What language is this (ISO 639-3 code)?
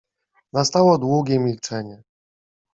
pol